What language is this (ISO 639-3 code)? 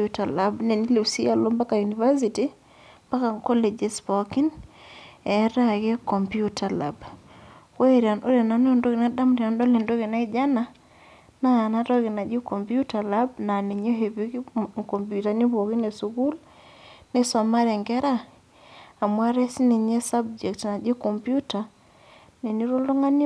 mas